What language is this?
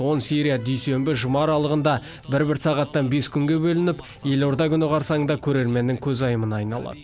Kazakh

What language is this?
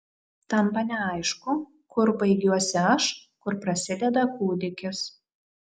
Lithuanian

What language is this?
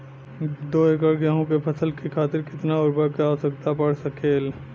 Bhojpuri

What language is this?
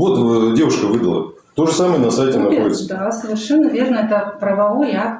Russian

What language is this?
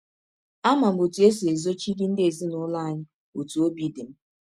Igbo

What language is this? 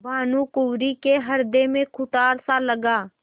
Hindi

